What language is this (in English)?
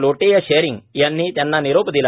Marathi